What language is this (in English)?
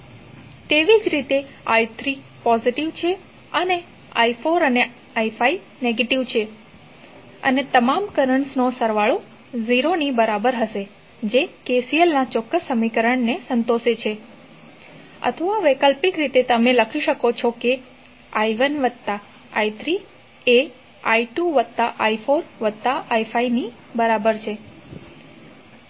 Gujarati